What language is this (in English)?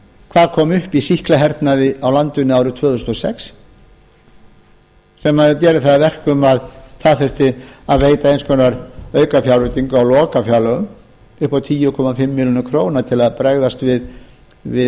Icelandic